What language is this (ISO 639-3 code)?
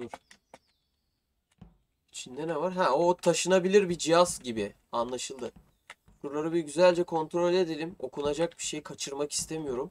tur